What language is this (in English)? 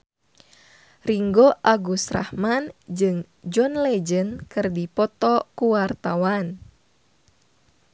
Sundanese